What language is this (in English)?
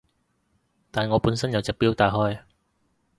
Cantonese